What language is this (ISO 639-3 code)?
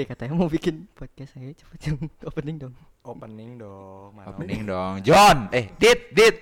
ind